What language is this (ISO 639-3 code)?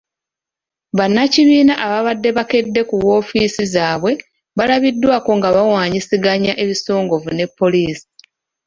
lug